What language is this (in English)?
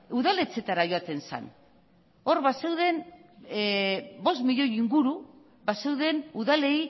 Basque